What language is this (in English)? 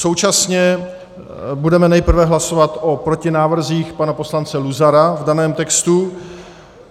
Czech